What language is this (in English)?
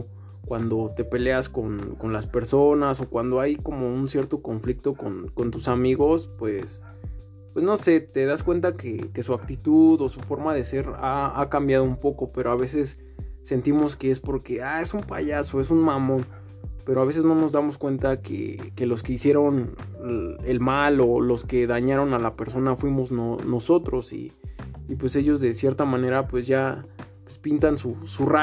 Spanish